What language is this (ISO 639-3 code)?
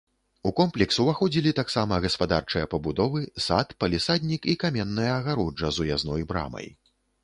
bel